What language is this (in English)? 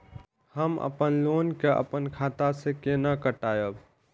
Maithili